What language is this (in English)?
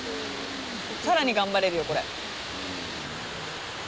Japanese